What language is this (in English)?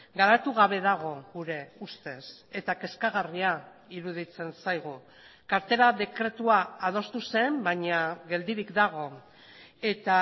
Basque